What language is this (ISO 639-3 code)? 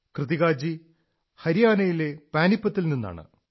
mal